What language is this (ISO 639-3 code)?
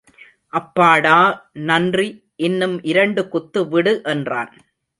tam